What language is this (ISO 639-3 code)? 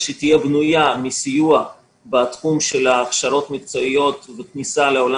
heb